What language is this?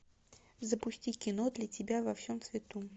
Russian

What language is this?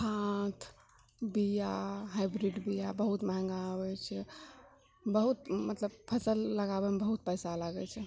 Maithili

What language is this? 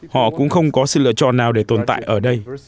Vietnamese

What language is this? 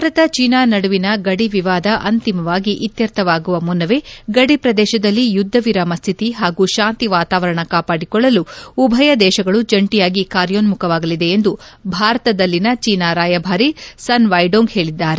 Kannada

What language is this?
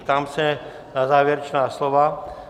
Czech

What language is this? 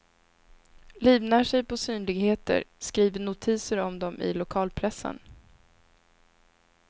Swedish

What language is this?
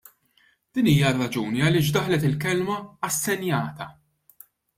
Maltese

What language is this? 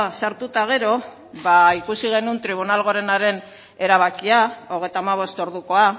Basque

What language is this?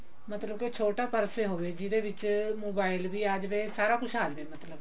Punjabi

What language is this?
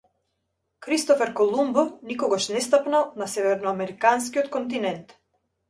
Macedonian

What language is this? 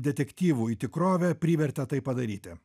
Lithuanian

